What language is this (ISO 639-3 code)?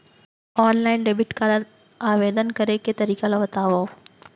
hne